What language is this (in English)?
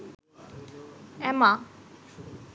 Bangla